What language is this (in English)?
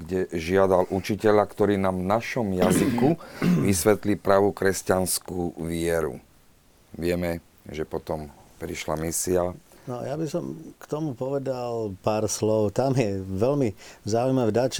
Slovak